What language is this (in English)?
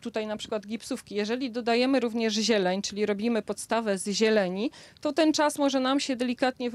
Polish